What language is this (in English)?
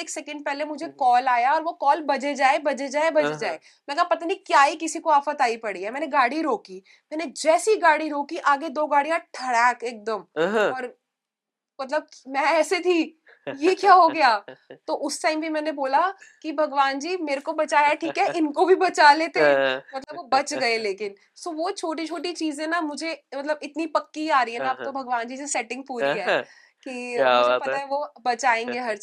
Punjabi